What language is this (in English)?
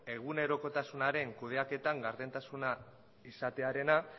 Basque